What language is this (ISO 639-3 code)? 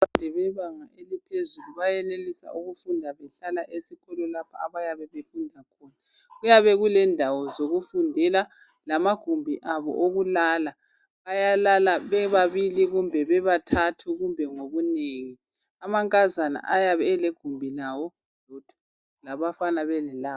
nde